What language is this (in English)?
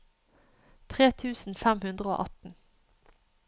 Norwegian